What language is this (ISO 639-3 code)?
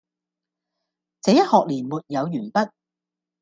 yue